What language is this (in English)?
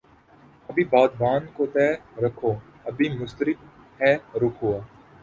Urdu